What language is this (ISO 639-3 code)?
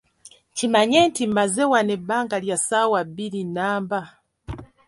lug